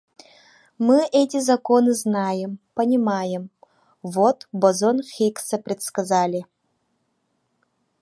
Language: Yakut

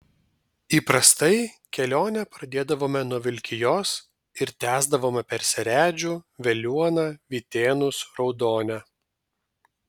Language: Lithuanian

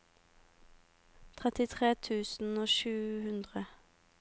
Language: Norwegian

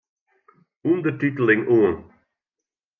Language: Western Frisian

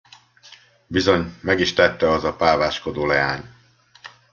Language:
Hungarian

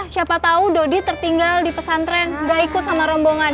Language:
Indonesian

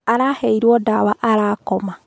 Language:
Kikuyu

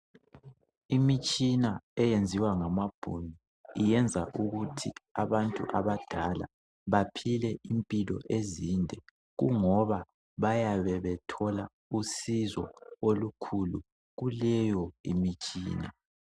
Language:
North Ndebele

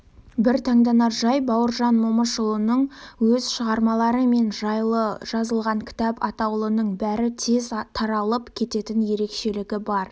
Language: Kazakh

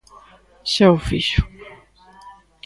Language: Galician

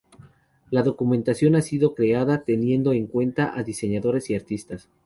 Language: Spanish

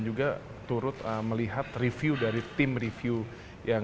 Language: Indonesian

